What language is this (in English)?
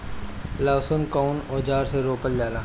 Bhojpuri